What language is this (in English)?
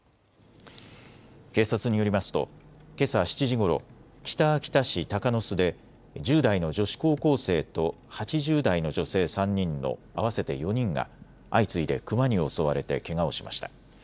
Japanese